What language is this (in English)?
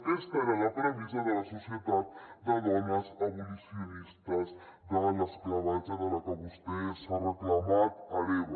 Catalan